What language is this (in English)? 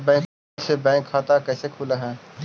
Magahi